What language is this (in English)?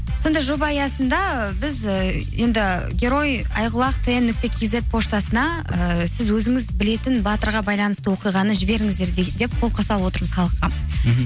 Kazakh